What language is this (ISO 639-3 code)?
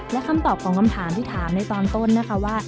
tha